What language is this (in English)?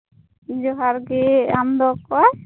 Santali